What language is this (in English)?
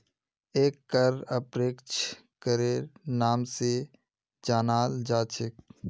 Magahi